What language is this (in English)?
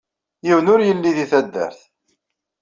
Kabyle